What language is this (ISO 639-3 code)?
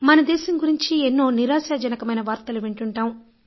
tel